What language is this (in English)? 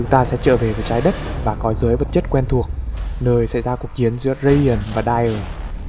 Vietnamese